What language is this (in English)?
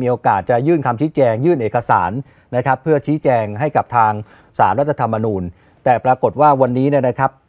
Thai